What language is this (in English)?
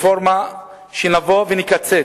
Hebrew